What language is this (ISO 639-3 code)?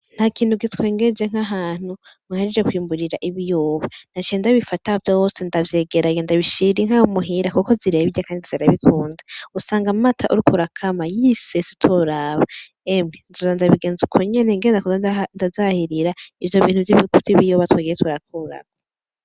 run